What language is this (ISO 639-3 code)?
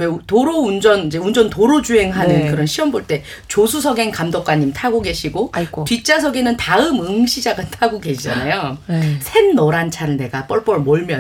kor